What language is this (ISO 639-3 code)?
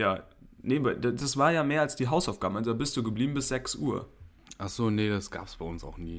deu